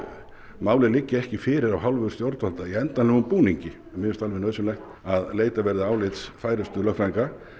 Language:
Icelandic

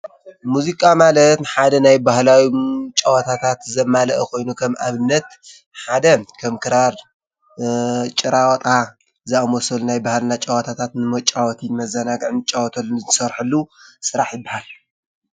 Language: Tigrinya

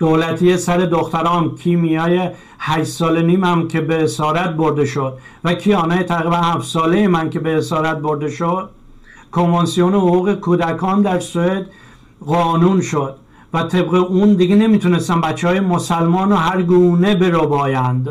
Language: Persian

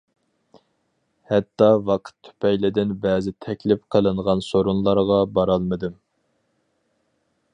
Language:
Uyghur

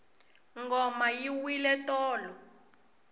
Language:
Tsonga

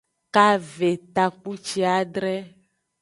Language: Aja (Benin)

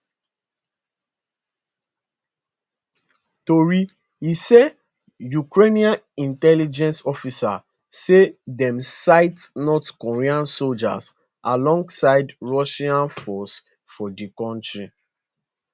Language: Nigerian Pidgin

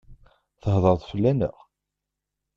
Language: Kabyle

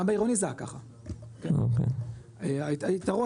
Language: Hebrew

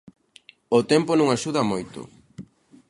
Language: Galician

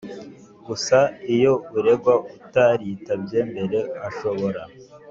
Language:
Kinyarwanda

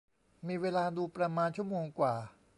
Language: Thai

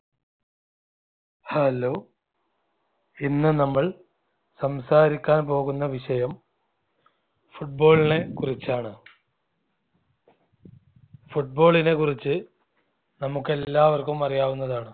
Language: Malayalam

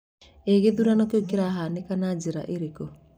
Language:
Kikuyu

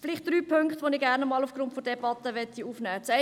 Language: Swiss German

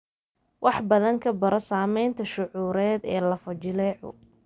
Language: Somali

